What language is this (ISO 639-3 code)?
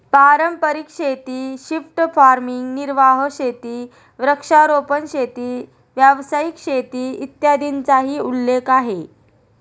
mar